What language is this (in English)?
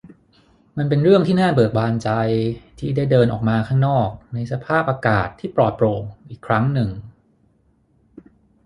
Thai